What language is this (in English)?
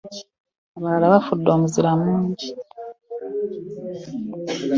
Ganda